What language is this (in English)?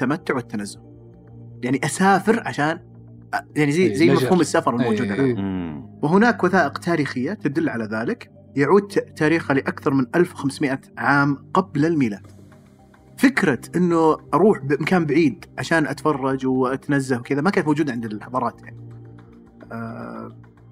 Arabic